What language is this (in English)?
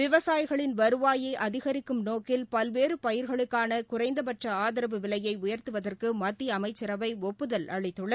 Tamil